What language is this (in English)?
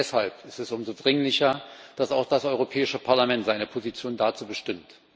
German